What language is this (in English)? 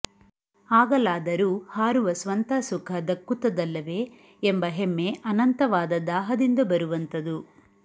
Kannada